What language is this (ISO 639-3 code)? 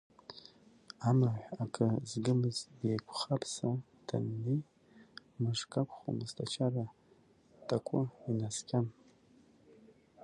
abk